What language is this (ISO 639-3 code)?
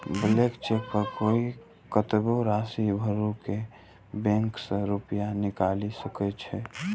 mai